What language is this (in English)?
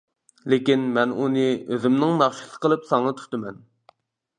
Uyghur